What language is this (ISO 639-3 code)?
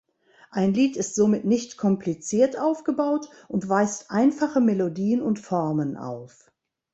deu